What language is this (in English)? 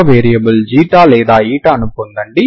Telugu